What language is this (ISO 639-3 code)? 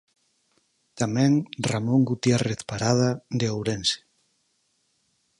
glg